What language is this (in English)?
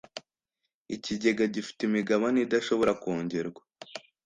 Kinyarwanda